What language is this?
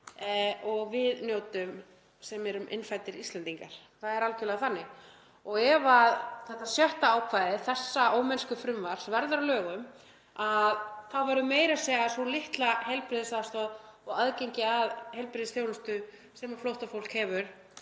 Icelandic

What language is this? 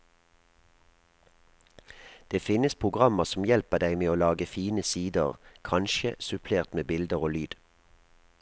Norwegian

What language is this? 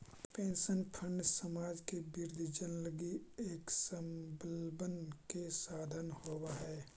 Magahi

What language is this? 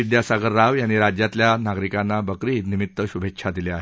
Marathi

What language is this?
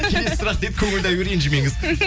Kazakh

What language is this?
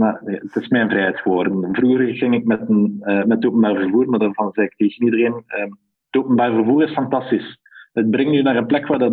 Dutch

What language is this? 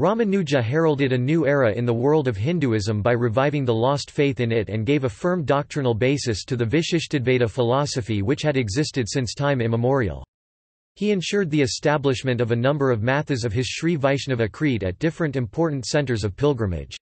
English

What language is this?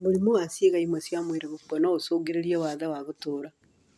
Kikuyu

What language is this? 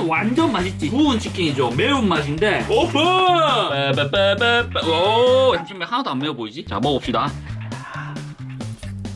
Korean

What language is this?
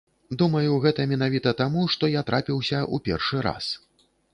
Belarusian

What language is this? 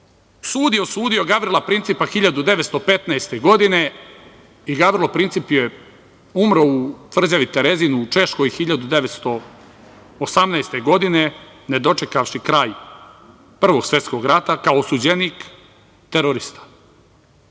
Serbian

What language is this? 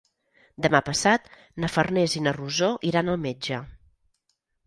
Catalan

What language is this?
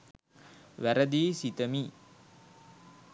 Sinhala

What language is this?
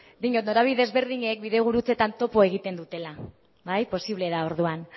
Basque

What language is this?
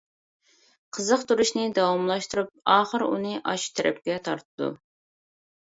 Uyghur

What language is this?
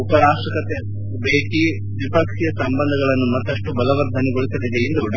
Kannada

